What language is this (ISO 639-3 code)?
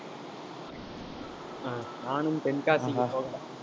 tam